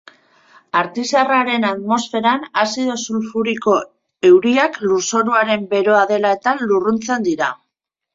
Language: Basque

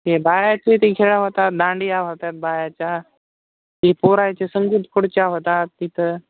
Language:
Marathi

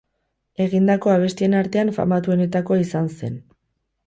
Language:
Basque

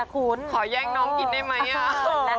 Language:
Thai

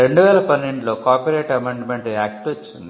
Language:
Telugu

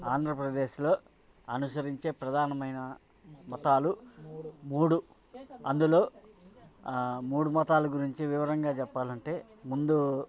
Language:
Telugu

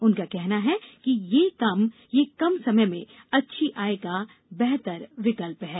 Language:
Hindi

